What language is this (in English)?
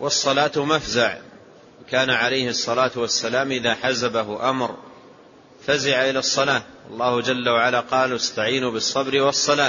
Arabic